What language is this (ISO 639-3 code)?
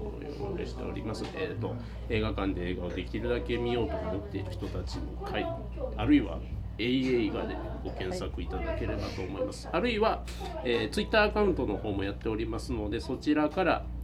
jpn